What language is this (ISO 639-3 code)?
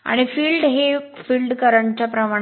mar